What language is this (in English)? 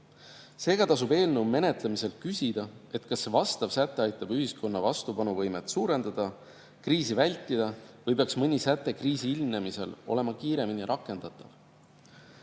Estonian